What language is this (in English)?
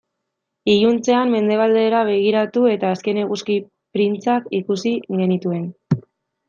Basque